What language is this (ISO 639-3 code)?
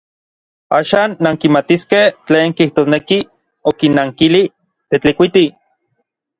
nlv